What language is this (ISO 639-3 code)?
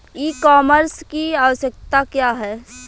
bho